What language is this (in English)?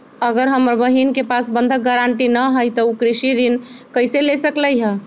Magahi